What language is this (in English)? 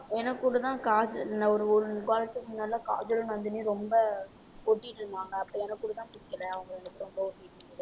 Tamil